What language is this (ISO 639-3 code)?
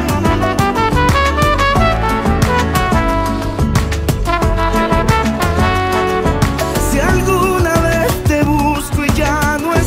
ron